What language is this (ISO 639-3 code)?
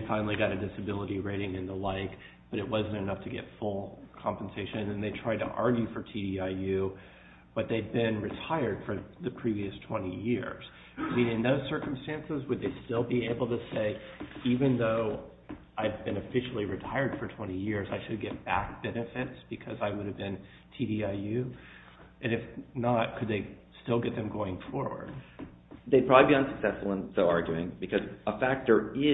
eng